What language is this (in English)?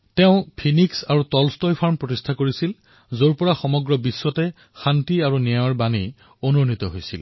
Assamese